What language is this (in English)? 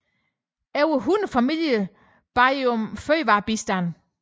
Danish